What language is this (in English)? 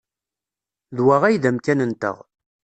Kabyle